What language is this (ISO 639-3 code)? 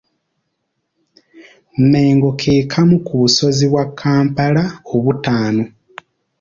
lug